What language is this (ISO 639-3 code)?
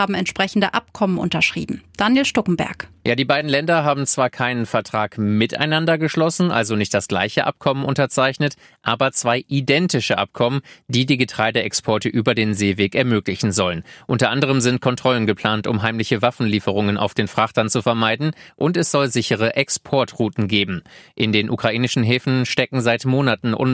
deu